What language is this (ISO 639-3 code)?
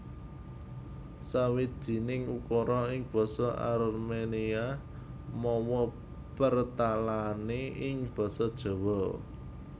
jav